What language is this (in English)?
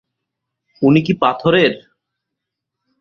Bangla